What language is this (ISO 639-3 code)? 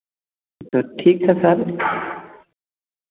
hin